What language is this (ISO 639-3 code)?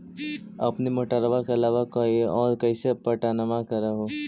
mag